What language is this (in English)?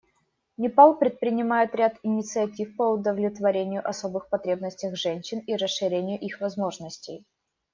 Russian